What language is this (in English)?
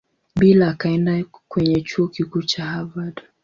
Swahili